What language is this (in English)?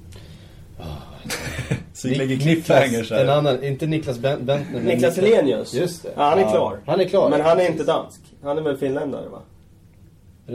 Swedish